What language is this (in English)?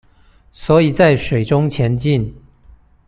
Chinese